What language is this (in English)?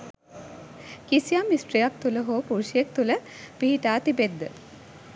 Sinhala